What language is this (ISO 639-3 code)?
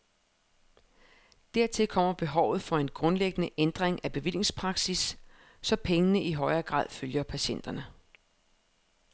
dan